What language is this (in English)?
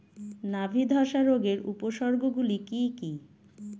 Bangla